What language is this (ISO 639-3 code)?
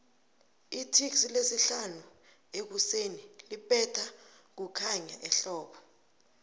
nbl